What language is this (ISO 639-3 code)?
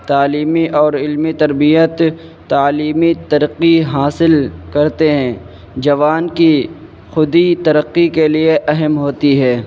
urd